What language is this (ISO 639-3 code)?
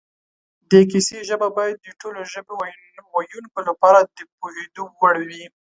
pus